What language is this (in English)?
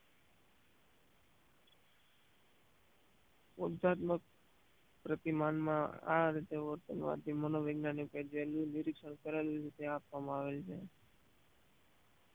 Gujarati